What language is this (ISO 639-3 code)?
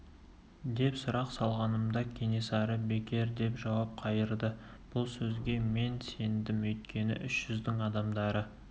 kaz